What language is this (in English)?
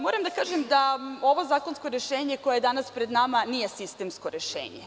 Serbian